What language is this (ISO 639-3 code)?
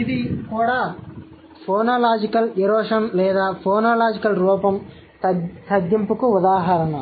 tel